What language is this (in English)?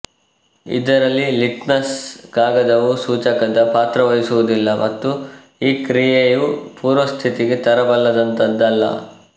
Kannada